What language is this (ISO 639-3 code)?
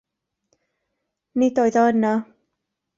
cym